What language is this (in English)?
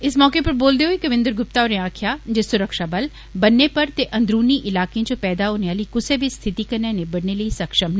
Dogri